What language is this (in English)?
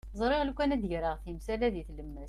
Kabyle